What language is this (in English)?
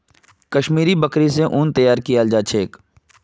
Magahi